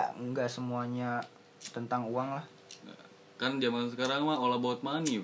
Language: Indonesian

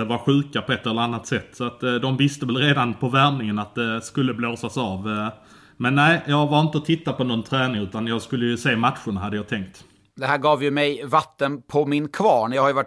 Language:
Swedish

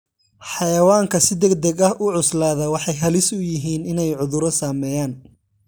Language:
Somali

